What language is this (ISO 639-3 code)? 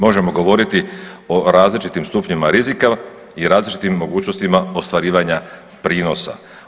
hrv